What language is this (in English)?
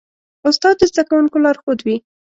Pashto